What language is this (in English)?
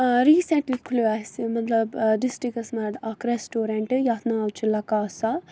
Kashmiri